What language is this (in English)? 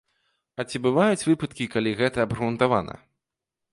Belarusian